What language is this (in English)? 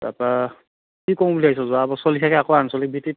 Assamese